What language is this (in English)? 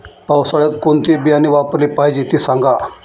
Marathi